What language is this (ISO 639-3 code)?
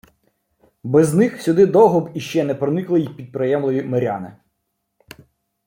ukr